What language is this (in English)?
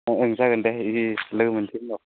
Bodo